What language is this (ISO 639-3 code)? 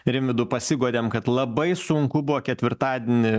lit